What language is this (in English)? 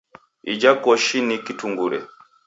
Taita